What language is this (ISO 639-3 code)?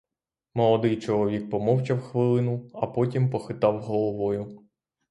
ukr